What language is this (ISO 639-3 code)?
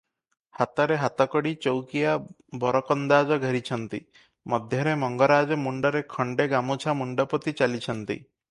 ori